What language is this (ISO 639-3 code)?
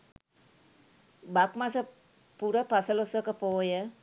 sin